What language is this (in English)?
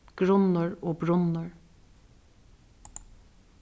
Faroese